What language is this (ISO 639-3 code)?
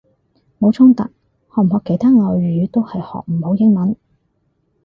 yue